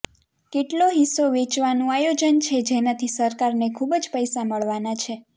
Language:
Gujarati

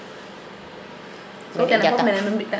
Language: Serer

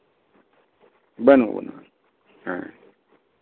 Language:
Santali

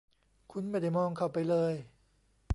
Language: Thai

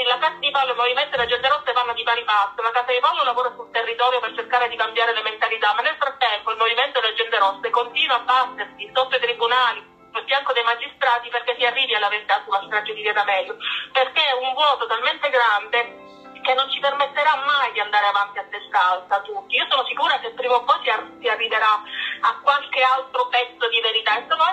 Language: Italian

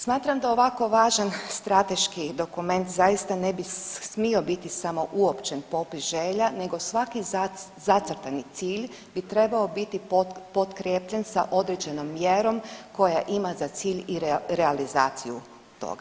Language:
Croatian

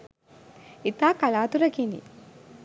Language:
Sinhala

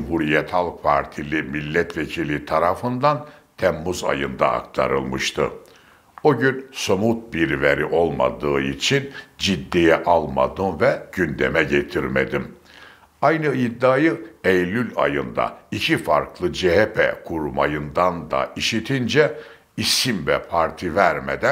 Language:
Turkish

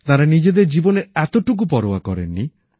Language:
Bangla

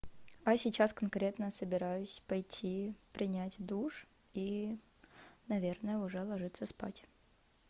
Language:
Russian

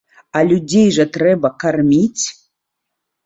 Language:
Belarusian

